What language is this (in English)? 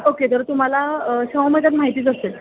Marathi